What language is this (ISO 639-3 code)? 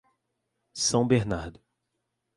por